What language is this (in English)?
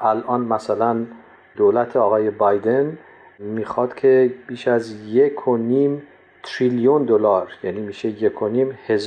Persian